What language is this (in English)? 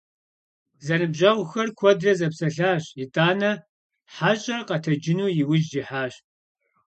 Kabardian